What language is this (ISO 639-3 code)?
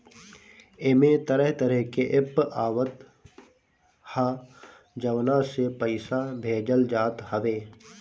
bho